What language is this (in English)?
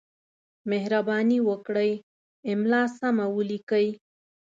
Pashto